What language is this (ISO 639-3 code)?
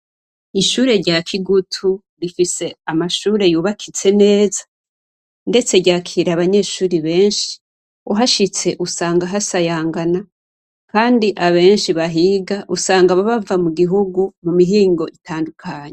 run